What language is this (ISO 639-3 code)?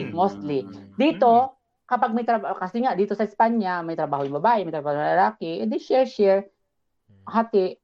fil